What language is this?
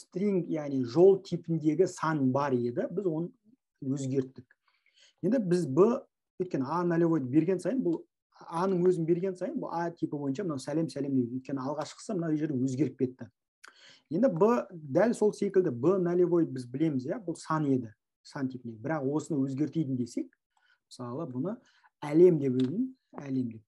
Turkish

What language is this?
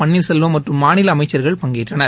Tamil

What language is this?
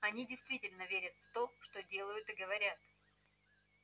Russian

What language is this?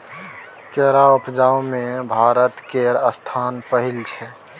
Maithili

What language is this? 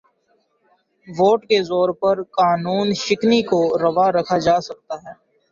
Urdu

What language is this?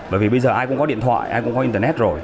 Vietnamese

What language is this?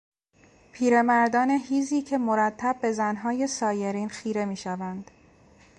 Persian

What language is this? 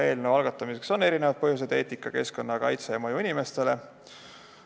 Estonian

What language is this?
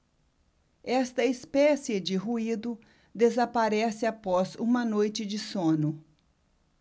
Portuguese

